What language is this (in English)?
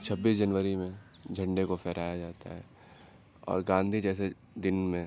Urdu